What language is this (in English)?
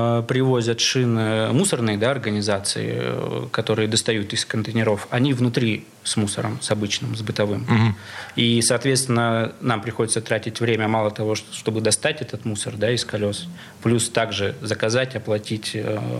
Russian